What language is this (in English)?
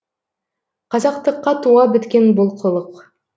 Kazakh